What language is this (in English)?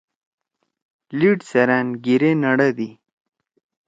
Torwali